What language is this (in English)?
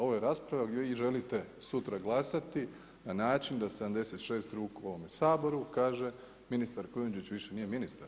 Croatian